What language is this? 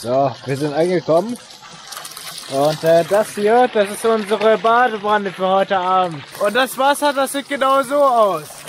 German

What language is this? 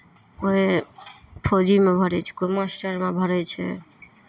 Maithili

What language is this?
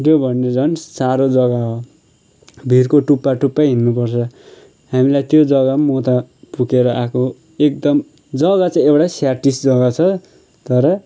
Nepali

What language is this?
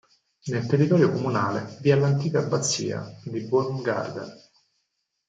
Italian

